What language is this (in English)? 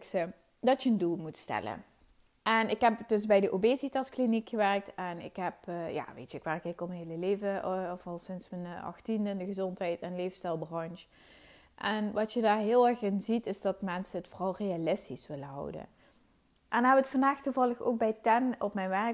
Dutch